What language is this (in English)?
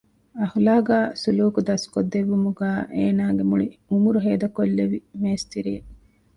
Divehi